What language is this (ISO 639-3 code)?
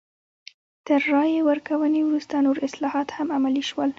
pus